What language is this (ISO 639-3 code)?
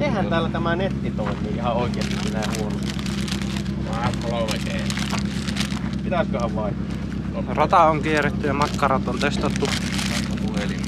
fin